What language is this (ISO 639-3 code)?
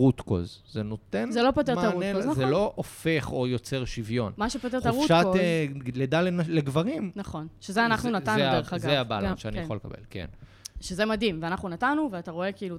heb